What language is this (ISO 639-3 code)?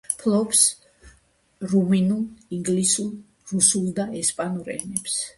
kat